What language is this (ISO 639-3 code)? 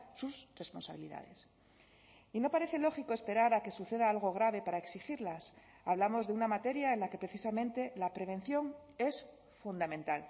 spa